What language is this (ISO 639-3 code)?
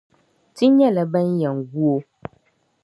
dag